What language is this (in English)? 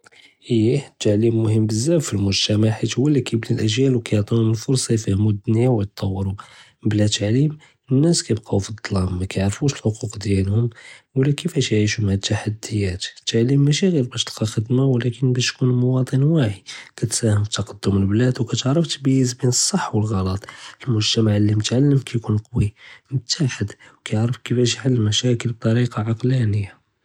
Judeo-Arabic